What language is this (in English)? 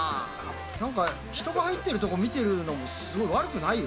Japanese